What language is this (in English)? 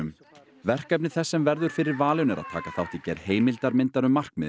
Icelandic